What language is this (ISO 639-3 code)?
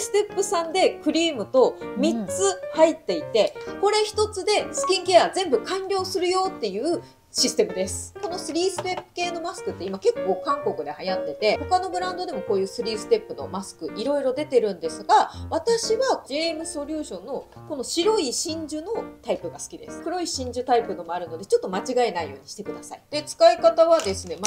jpn